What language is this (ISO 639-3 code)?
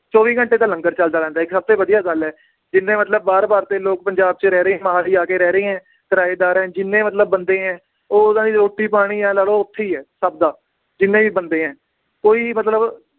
pan